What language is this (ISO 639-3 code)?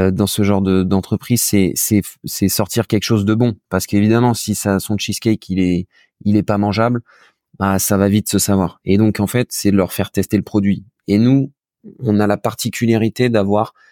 fra